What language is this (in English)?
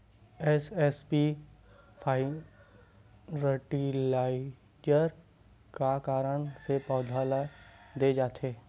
Chhattisgarhi